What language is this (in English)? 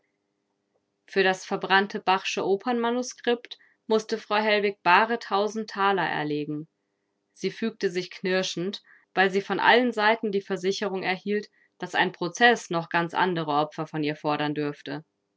German